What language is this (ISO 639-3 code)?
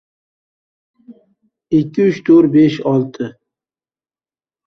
uzb